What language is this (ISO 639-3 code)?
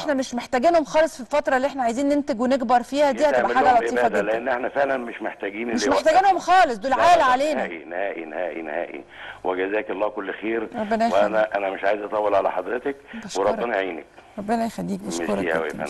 ara